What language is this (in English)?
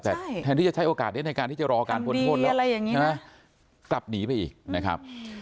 Thai